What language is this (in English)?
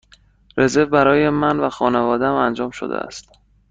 Persian